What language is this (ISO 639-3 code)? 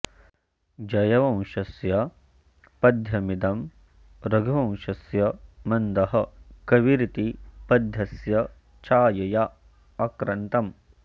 san